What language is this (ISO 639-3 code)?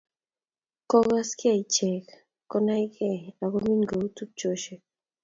kln